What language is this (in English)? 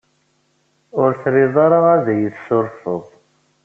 Kabyle